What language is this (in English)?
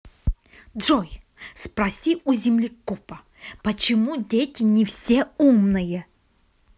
Russian